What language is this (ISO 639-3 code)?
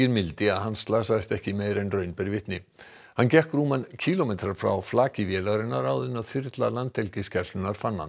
isl